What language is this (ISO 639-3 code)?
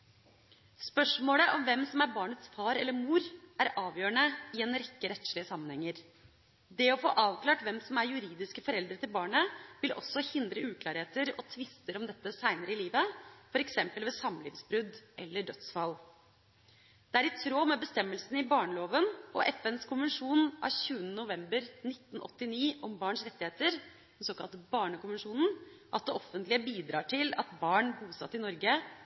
nob